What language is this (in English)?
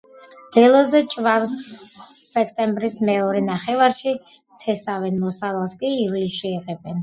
Georgian